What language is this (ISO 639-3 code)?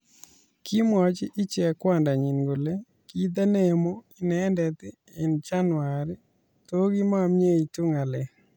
kln